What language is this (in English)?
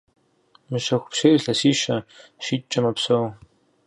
Kabardian